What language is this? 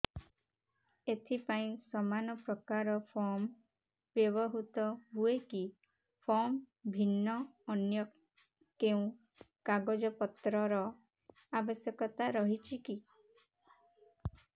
Odia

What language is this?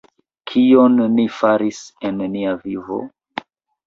Esperanto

